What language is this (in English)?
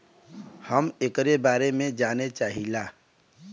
Bhojpuri